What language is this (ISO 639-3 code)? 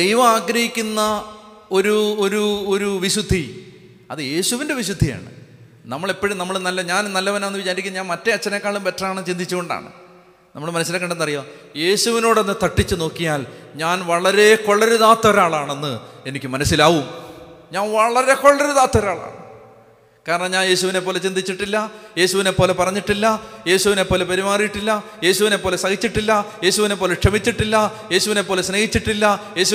mal